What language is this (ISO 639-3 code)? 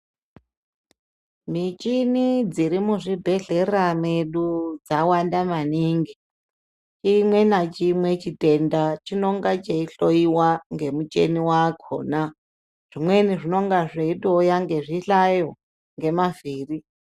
ndc